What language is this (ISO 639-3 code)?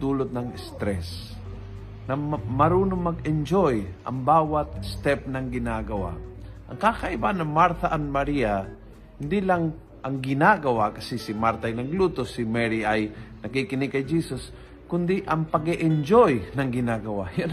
fil